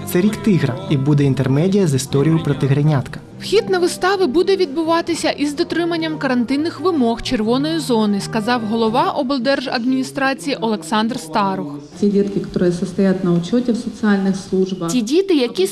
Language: Ukrainian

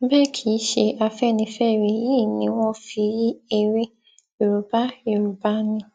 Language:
Yoruba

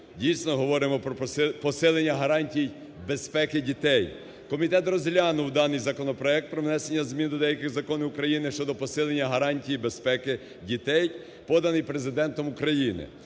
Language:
Ukrainian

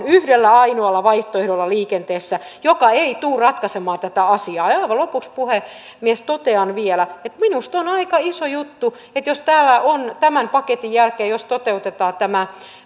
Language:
Finnish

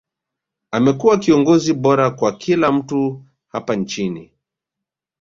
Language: Swahili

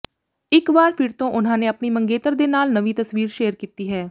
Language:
Punjabi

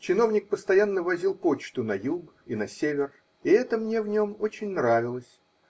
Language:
Russian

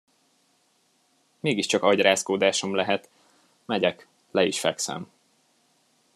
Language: Hungarian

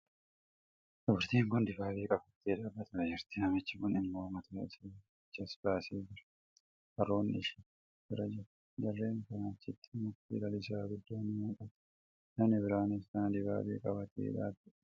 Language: Oromo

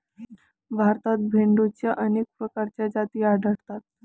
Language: Marathi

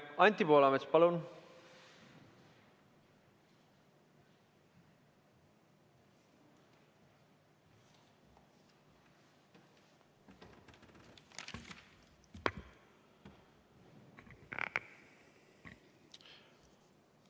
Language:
Estonian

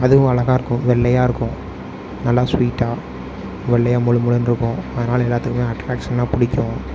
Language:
Tamil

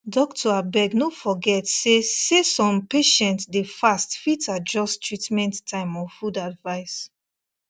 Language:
Nigerian Pidgin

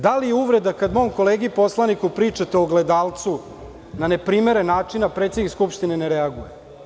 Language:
Serbian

